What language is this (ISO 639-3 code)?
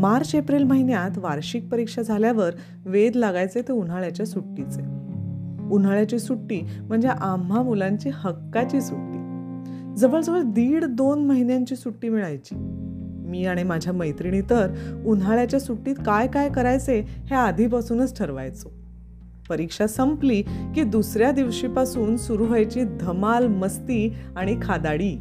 mar